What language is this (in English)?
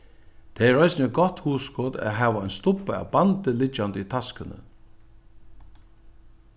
Faroese